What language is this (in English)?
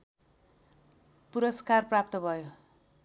Nepali